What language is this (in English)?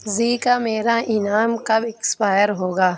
Urdu